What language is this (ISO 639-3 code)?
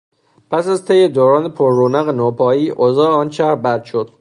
fas